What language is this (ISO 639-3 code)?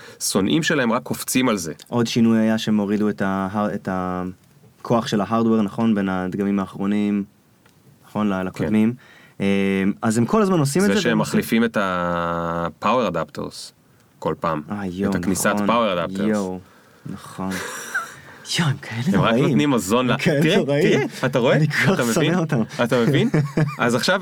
heb